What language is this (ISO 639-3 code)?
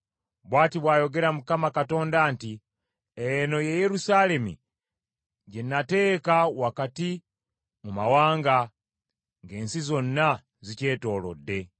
lug